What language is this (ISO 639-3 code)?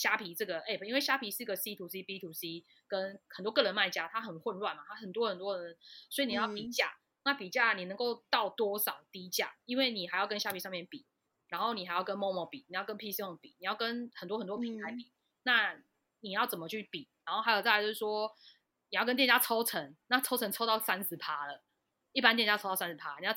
zho